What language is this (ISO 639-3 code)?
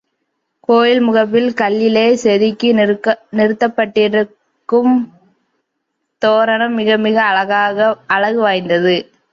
tam